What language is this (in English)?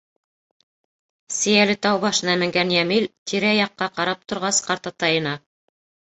Bashkir